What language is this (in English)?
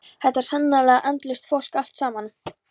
Icelandic